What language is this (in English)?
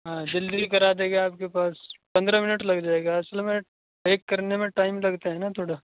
Urdu